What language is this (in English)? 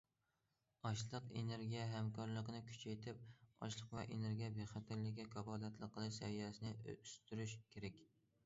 Uyghur